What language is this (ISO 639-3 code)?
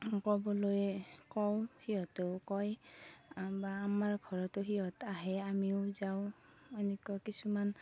asm